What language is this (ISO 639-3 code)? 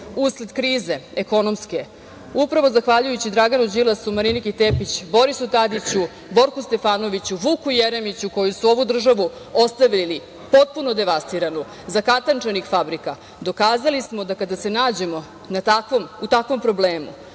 srp